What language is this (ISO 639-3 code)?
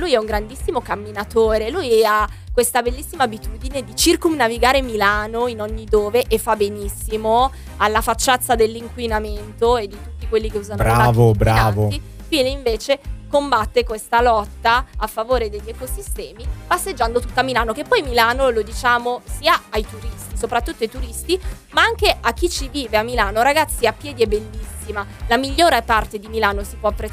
ita